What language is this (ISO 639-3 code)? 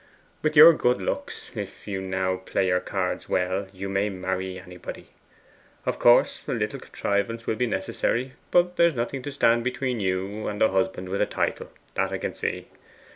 eng